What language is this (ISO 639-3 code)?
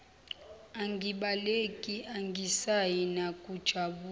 zul